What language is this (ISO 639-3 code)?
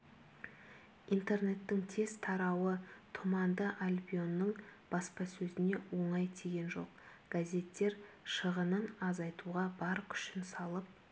kaz